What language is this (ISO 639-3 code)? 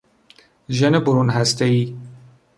fas